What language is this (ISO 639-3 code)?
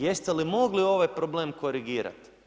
hrv